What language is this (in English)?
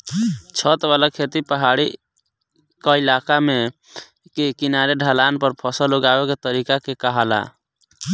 Bhojpuri